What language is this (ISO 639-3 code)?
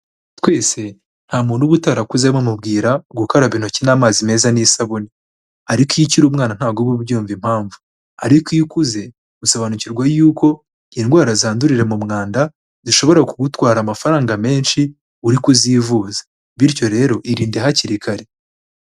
kin